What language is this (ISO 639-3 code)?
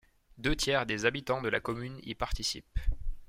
fra